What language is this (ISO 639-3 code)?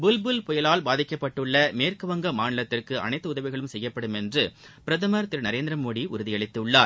tam